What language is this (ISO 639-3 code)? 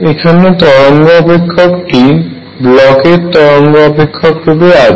ben